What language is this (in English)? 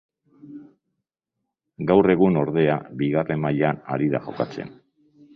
Basque